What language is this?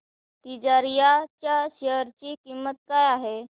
Marathi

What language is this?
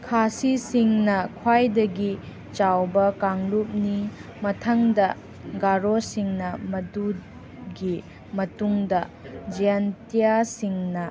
Manipuri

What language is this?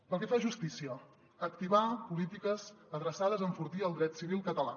Catalan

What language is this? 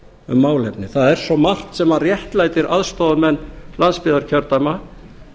Icelandic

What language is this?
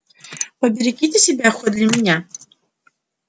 Russian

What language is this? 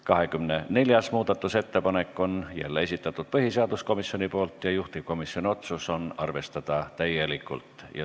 Estonian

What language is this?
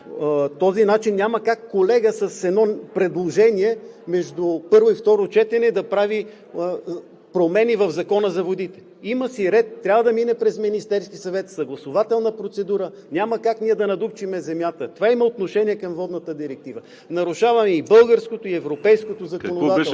Bulgarian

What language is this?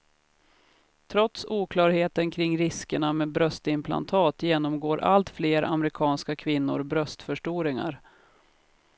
Swedish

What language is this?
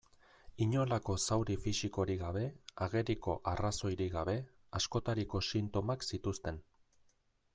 Basque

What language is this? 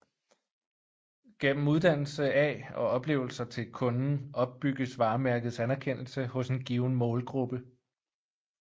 Danish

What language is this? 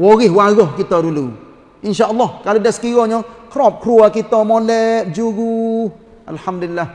Malay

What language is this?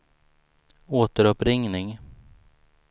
Swedish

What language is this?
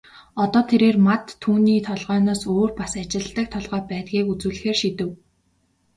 Mongolian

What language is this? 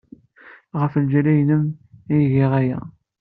Kabyle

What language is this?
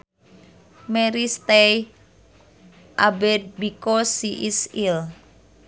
Sundanese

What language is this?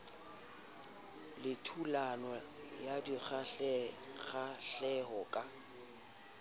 Southern Sotho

